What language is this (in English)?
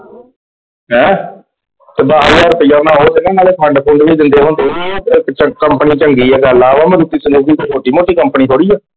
Punjabi